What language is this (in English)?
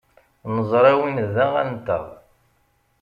Kabyle